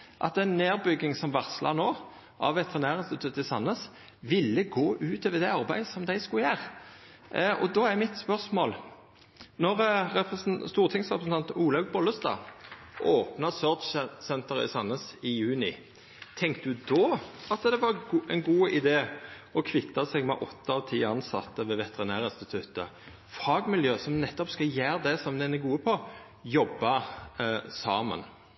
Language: Norwegian Nynorsk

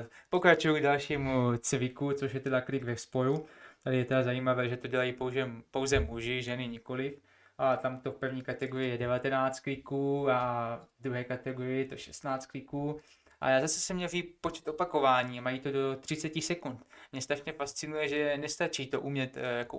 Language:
Czech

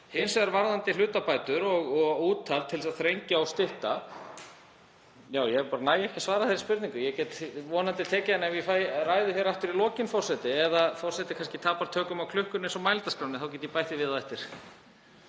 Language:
Icelandic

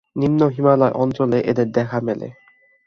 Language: Bangla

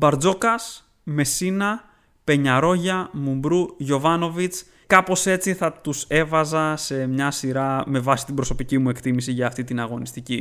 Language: Greek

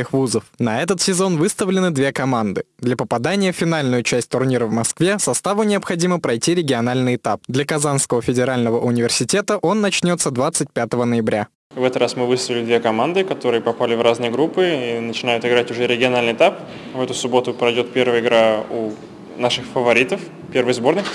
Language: Russian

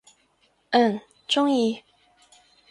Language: Cantonese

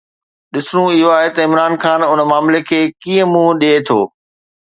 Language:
Sindhi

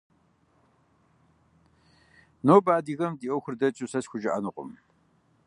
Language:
Kabardian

